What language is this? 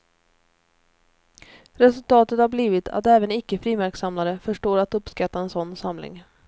Swedish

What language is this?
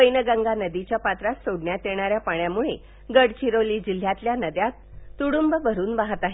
Marathi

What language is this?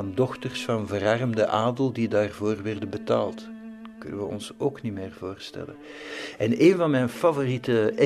Dutch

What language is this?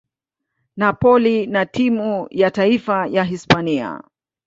Swahili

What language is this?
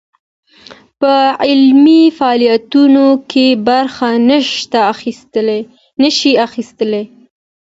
Pashto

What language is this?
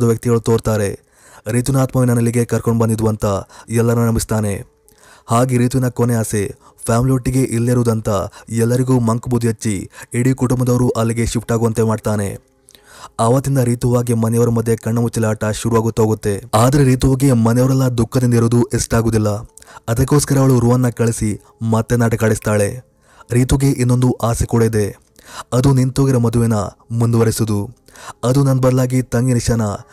Kannada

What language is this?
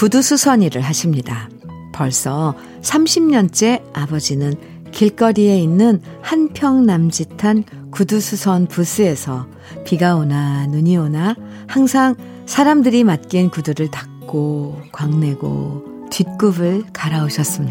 Korean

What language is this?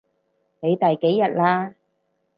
Cantonese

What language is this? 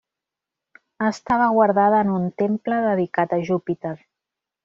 Catalan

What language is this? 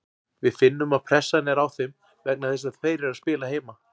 Icelandic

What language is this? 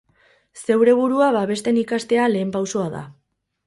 Basque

